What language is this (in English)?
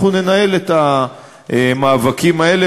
Hebrew